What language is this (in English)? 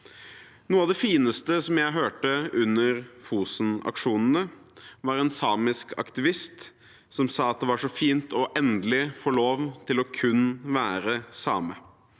Norwegian